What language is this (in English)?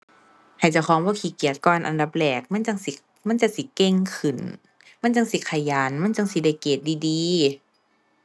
Thai